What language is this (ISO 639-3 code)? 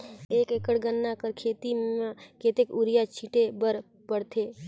hne